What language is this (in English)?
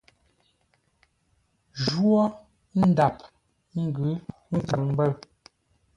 Ngombale